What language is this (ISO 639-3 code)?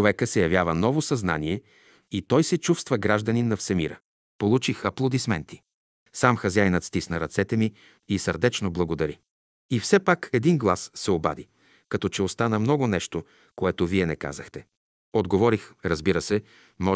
bul